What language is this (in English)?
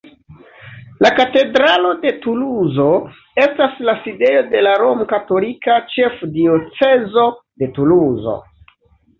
Esperanto